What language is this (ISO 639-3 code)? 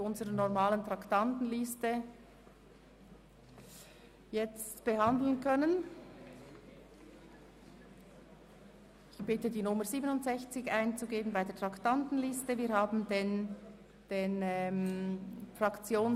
gsw